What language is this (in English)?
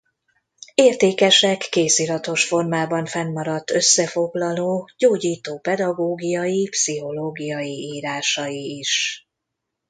Hungarian